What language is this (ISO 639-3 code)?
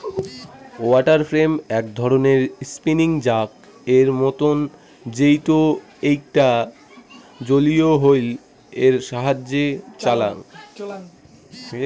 ben